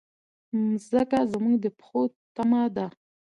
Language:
Pashto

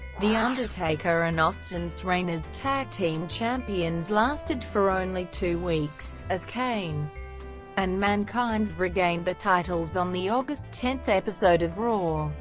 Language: English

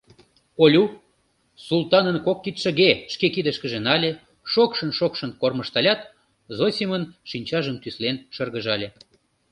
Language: Mari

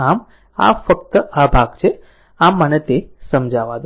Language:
Gujarati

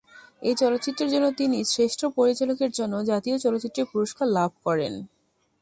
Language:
Bangla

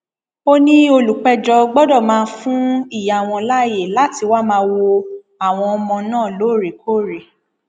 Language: Yoruba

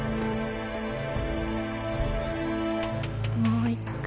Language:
Japanese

